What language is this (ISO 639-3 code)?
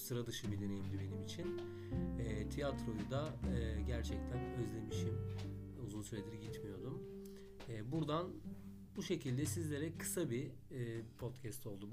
tur